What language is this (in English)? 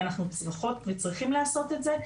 Hebrew